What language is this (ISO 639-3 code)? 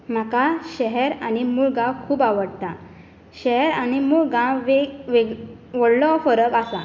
kok